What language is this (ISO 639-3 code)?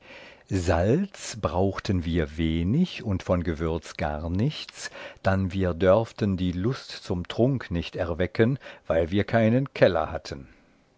deu